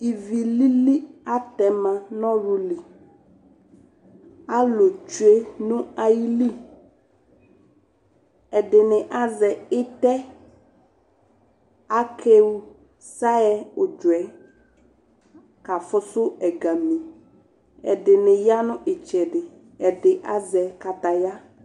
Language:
Ikposo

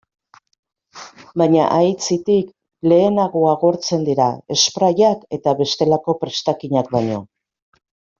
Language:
Basque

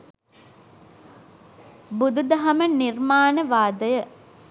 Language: Sinhala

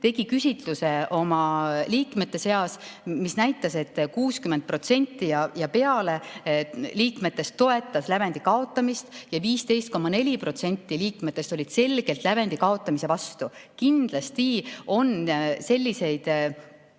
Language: Estonian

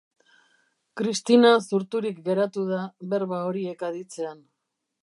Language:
Basque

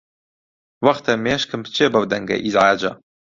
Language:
Central Kurdish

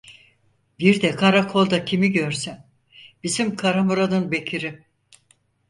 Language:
Turkish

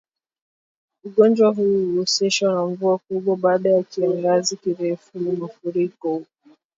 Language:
Swahili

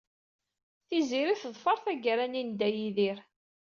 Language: Kabyle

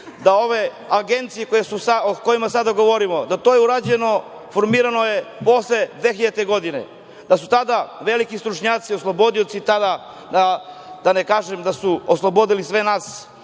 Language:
Serbian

